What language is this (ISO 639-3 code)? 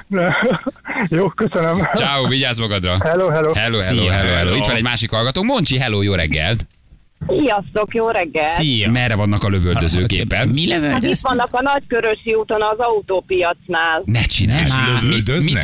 hun